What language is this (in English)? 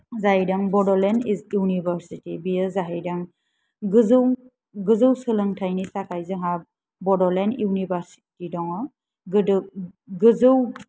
Bodo